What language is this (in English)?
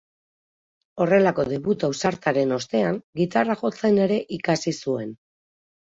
Basque